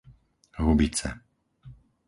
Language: Slovak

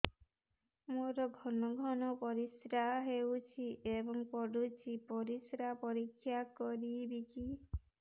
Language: Odia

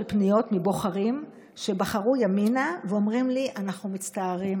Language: Hebrew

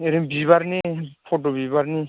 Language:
Bodo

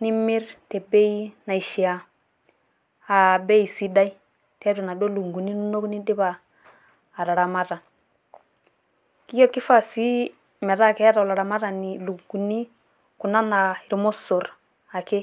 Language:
Masai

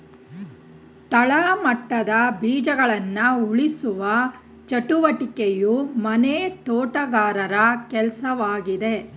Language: Kannada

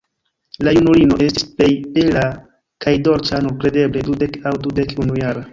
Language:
Esperanto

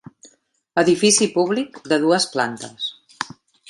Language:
Catalan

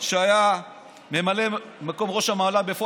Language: Hebrew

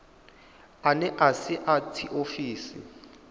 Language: Venda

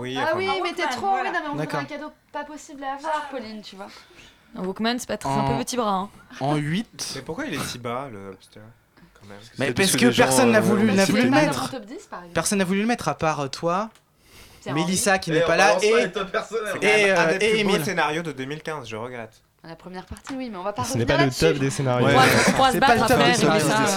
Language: French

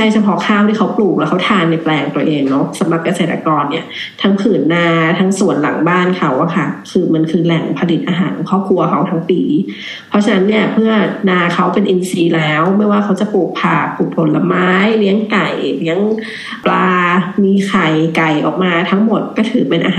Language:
Thai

